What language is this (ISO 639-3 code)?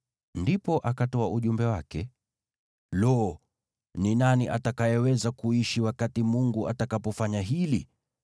swa